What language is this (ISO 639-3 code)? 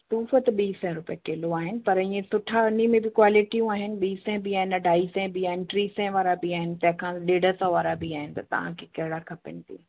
snd